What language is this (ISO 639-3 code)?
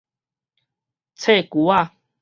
nan